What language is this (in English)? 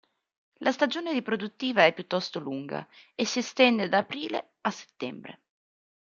Italian